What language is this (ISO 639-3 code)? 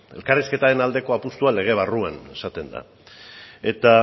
eus